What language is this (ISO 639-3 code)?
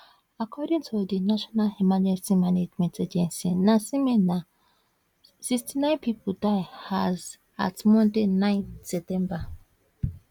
pcm